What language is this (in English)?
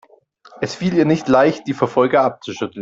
German